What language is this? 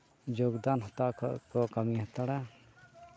Santali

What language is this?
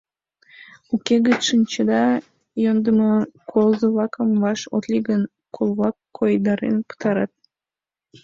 Mari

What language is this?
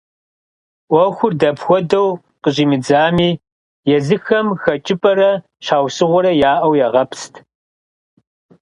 Kabardian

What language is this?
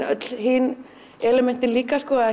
Icelandic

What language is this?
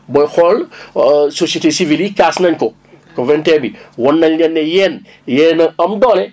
Wolof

